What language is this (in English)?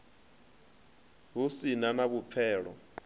Venda